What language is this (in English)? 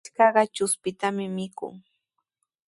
Sihuas Ancash Quechua